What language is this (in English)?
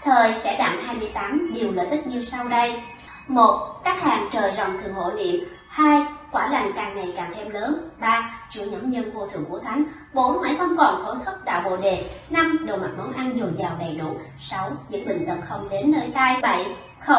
Vietnamese